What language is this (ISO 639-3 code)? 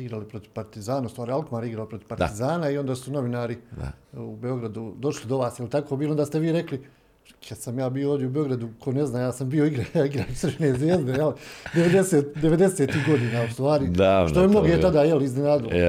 hrv